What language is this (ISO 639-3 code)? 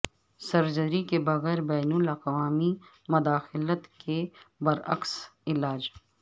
urd